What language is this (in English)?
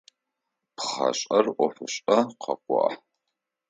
Adyghe